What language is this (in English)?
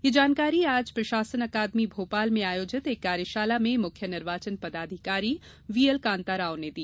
Hindi